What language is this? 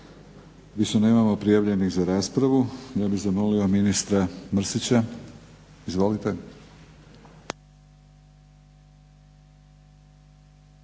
Croatian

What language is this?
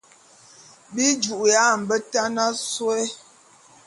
Bulu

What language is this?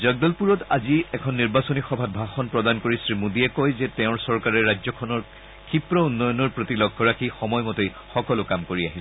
Assamese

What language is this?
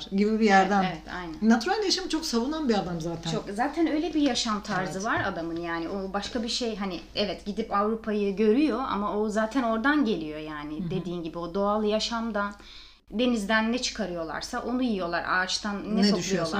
Turkish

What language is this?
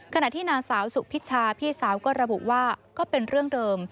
Thai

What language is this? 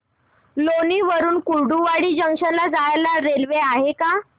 Marathi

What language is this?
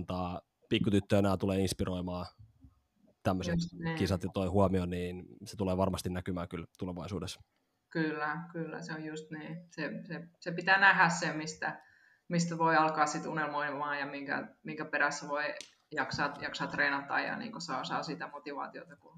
Finnish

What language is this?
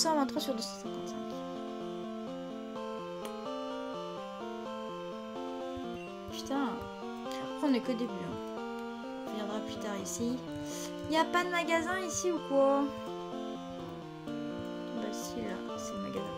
French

